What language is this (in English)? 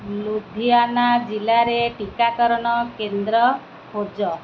Odia